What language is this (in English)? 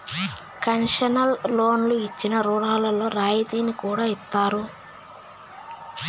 Telugu